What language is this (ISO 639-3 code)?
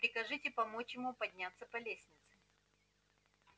rus